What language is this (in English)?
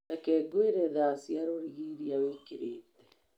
Kikuyu